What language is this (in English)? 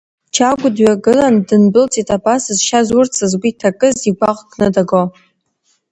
Abkhazian